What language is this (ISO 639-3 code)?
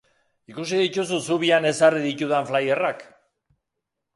eus